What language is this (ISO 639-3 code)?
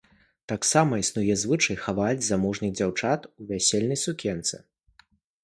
bel